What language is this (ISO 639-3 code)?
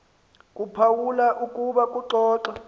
xho